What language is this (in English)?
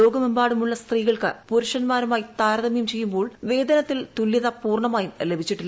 Malayalam